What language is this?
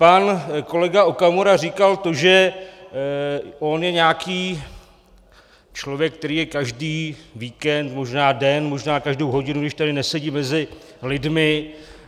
Czech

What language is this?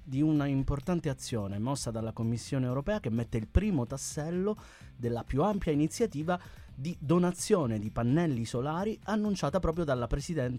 Italian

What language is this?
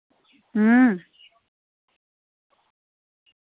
Dogri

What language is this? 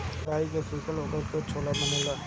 Bhojpuri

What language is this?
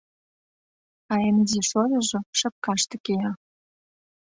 Mari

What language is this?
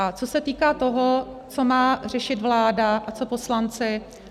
Czech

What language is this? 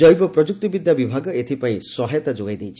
Odia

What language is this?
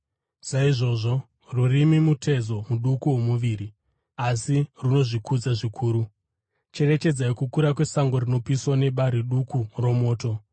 Shona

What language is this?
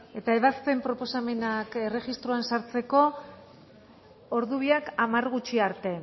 Basque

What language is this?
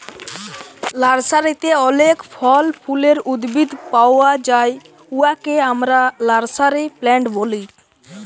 Bangla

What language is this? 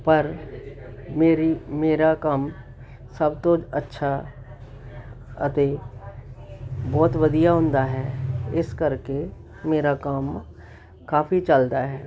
Punjabi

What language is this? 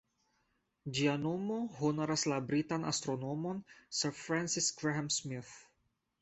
Esperanto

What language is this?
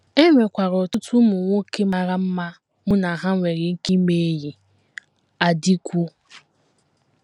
Igbo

